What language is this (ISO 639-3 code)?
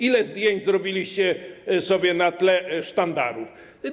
pol